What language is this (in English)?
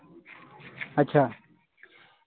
Santali